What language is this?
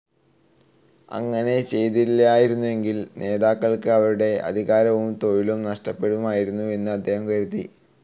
Malayalam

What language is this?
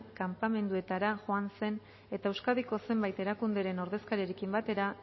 Basque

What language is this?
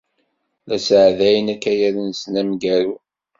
Kabyle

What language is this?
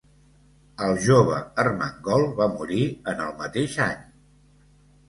Catalan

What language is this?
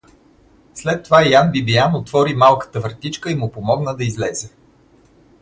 Bulgarian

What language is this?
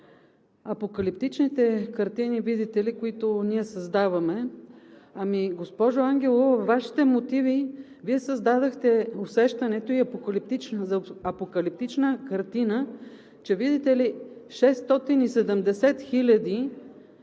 Bulgarian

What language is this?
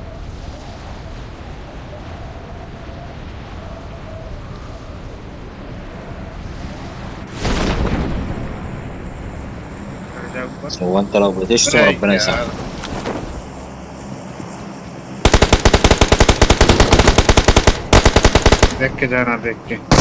Arabic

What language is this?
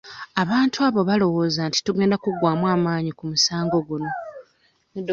Ganda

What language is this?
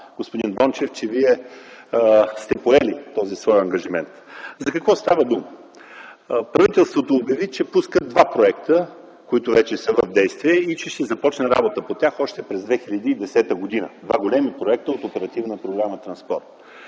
Bulgarian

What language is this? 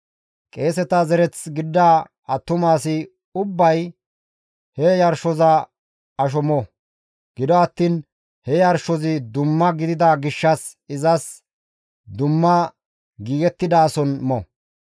Gamo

